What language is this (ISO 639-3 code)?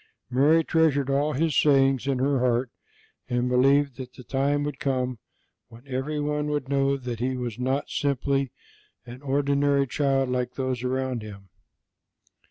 eng